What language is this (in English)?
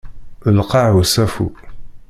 Kabyle